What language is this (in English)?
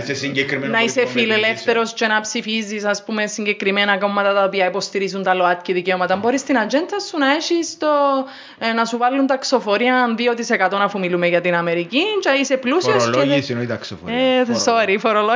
Greek